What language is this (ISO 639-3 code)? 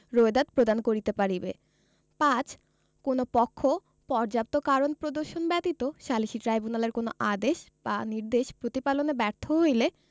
ben